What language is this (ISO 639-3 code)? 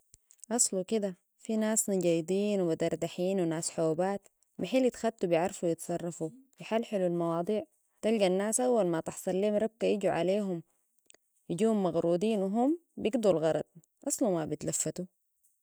apd